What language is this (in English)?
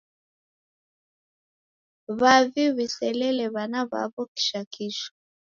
Taita